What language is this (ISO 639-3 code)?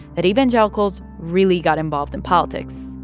eng